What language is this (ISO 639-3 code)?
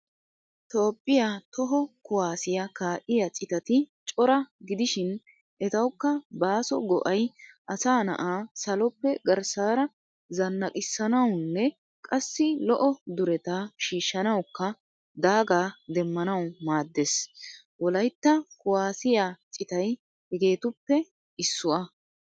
wal